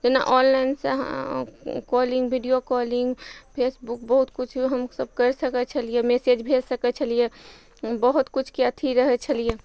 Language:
Maithili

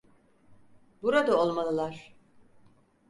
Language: Turkish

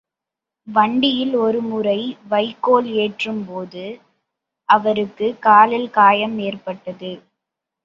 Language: Tamil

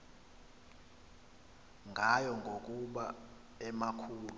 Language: Xhosa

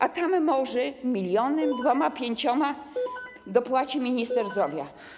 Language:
Polish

